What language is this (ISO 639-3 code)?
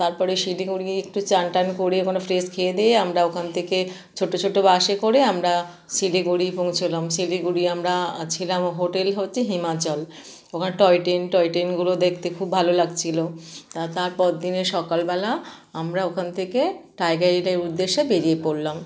ben